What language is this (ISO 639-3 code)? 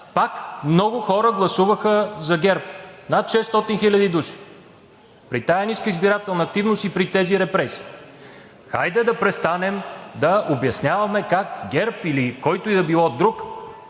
bul